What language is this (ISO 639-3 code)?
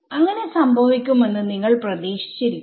mal